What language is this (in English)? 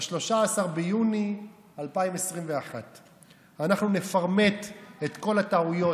Hebrew